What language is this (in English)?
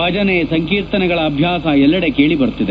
Kannada